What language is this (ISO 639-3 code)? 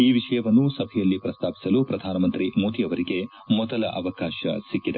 kan